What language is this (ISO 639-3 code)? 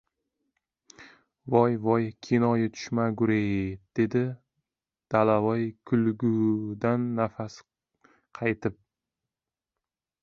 uzb